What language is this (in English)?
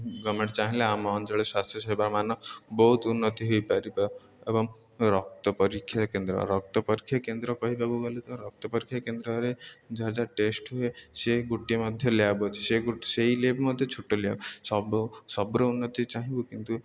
Odia